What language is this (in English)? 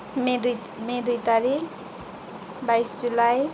Nepali